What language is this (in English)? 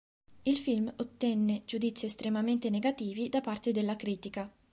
Italian